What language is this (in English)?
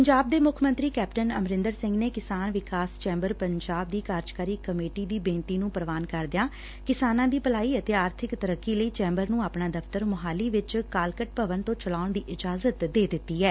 Punjabi